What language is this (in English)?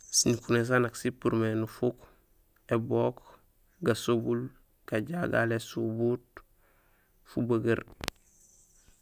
Gusilay